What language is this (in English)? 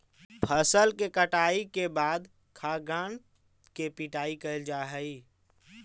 Magahi